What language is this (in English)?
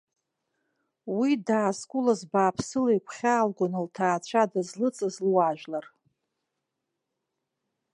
Abkhazian